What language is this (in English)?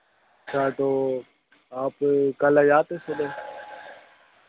Hindi